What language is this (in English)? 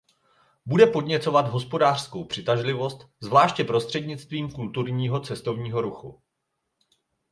Czech